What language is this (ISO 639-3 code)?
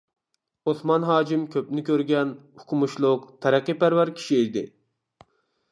uig